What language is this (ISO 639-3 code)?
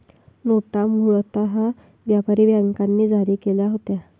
mar